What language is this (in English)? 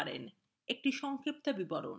Bangla